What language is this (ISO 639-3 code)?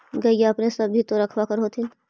mag